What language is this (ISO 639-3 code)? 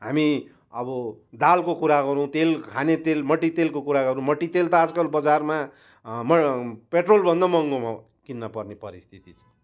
nep